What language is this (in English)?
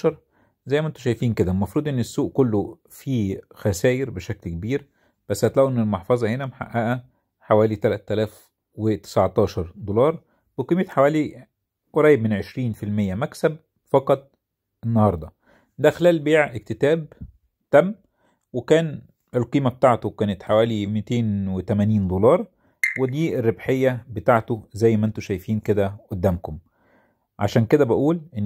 Arabic